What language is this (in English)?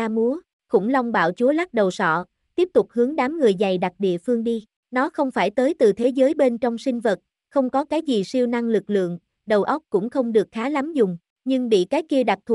Vietnamese